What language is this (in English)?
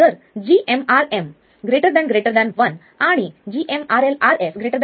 Marathi